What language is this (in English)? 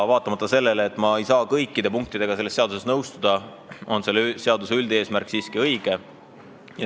Estonian